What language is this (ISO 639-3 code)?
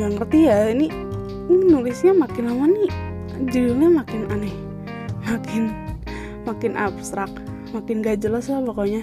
ind